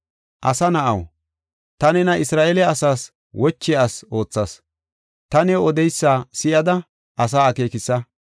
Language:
Gofa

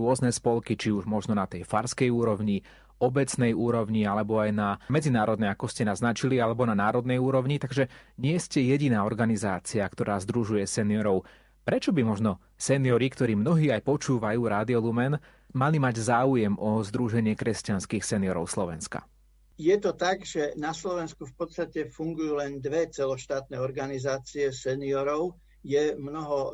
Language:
Slovak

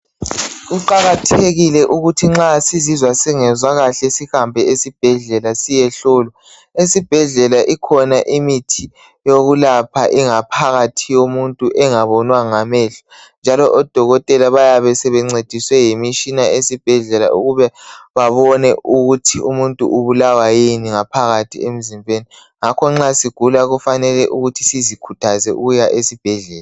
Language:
North Ndebele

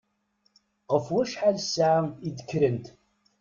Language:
Kabyle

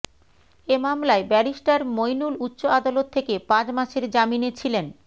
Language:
Bangla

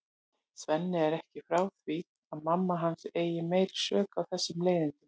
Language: Icelandic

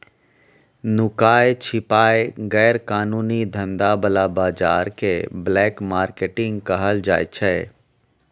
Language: Maithili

